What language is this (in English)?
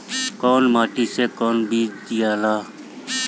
Bhojpuri